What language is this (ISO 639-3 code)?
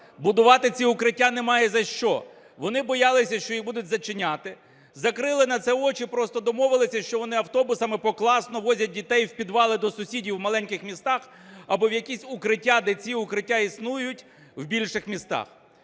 ukr